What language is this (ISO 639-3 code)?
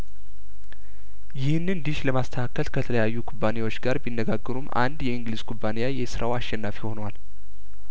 amh